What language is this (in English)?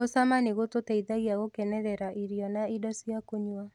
Kikuyu